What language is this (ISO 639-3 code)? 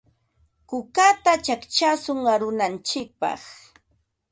qva